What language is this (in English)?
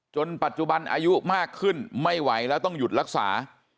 Thai